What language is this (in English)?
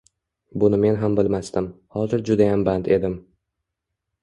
Uzbek